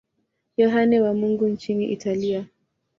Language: Swahili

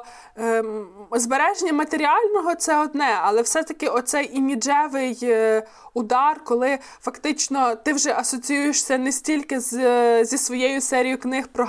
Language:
Ukrainian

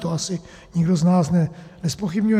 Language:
Czech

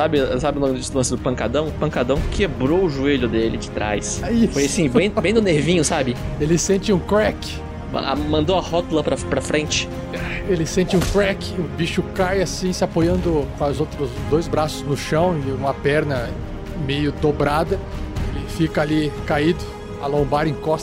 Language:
Portuguese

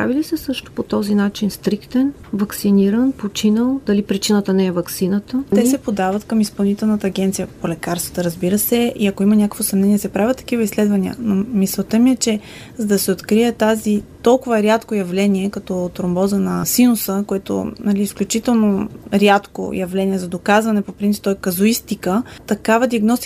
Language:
Bulgarian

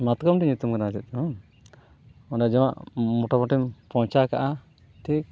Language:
Santali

